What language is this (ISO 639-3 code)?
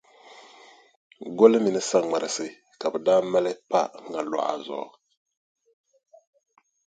dag